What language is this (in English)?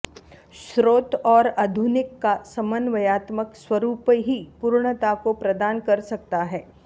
Sanskrit